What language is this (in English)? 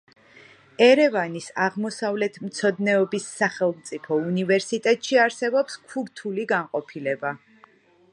Georgian